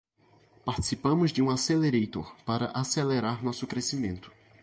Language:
Portuguese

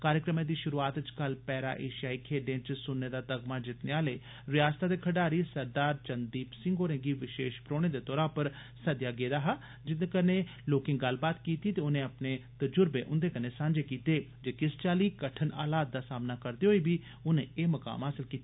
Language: Dogri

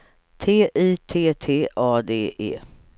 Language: Swedish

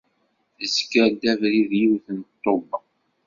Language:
Kabyle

